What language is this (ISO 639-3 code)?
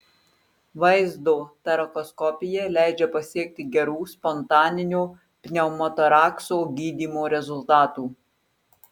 lit